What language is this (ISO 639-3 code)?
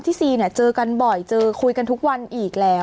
tha